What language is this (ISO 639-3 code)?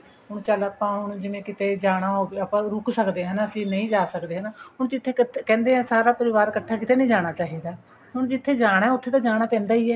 pan